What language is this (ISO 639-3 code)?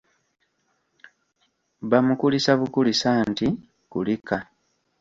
lug